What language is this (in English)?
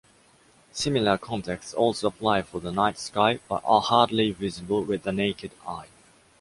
English